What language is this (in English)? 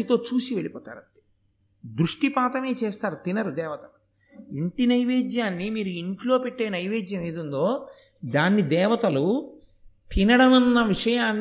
Telugu